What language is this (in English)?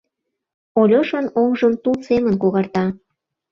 Mari